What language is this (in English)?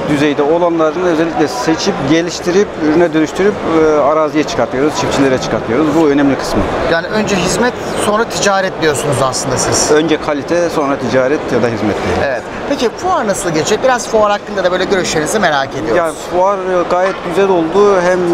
Turkish